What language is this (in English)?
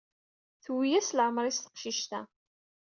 Kabyle